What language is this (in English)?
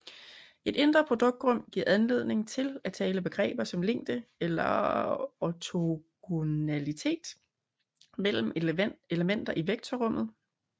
Danish